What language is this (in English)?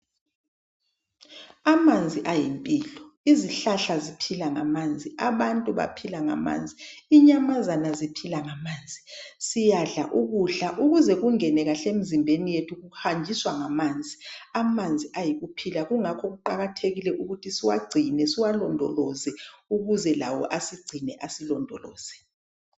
North Ndebele